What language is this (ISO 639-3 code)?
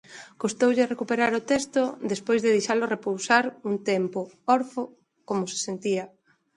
glg